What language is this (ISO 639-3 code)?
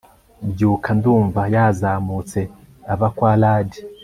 kin